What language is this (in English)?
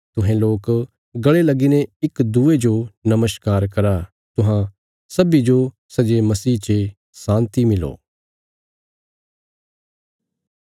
Bilaspuri